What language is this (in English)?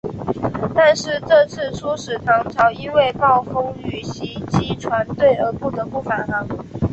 Chinese